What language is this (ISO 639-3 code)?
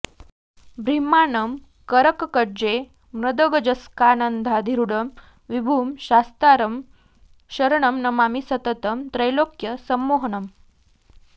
san